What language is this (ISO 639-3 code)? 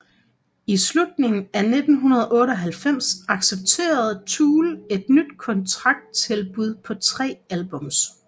dan